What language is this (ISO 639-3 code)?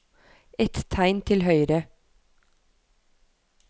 nor